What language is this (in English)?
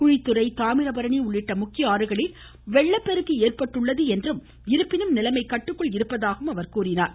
Tamil